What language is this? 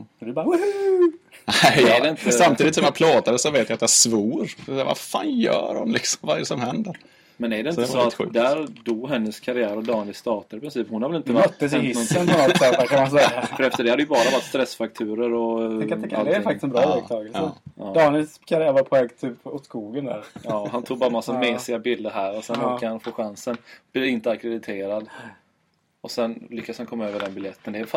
Swedish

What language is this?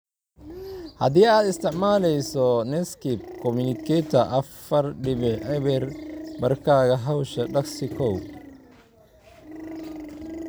Somali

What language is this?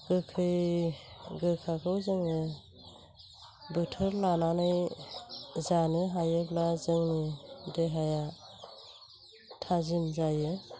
Bodo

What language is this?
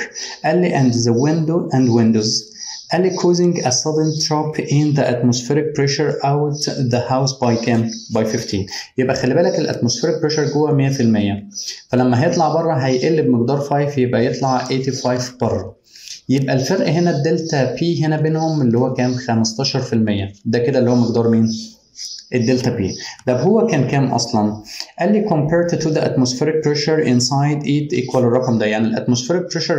Arabic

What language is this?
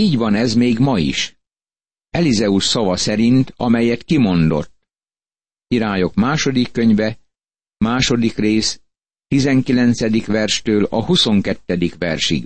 Hungarian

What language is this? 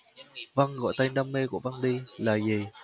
Vietnamese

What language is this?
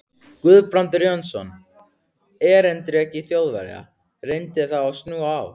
Icelandic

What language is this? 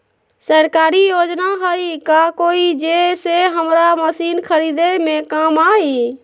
Magahi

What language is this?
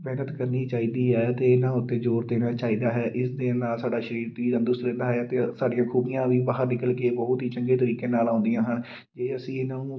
Punjabi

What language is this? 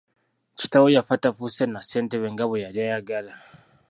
Ganda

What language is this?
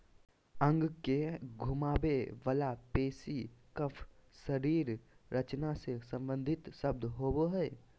Magahi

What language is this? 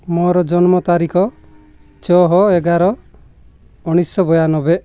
Odia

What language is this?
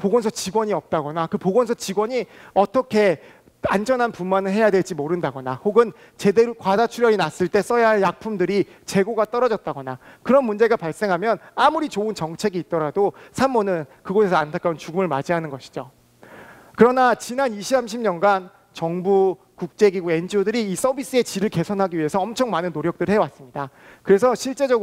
Korean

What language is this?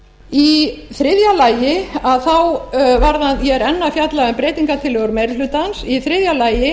Icelandic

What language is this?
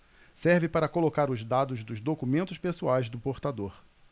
Portuguese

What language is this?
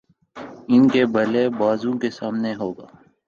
Urdu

